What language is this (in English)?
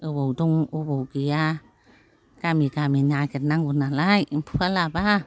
Bodo